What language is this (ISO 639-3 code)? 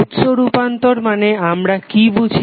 ben